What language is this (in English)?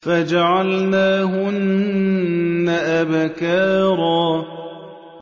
Arabic